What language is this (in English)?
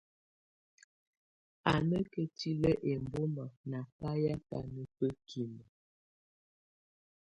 Tunen